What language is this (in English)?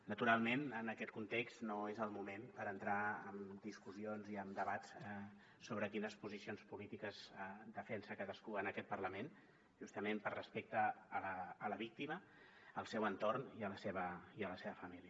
Catalan